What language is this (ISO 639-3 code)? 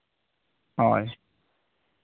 sat